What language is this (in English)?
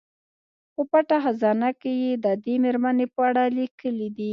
Pashto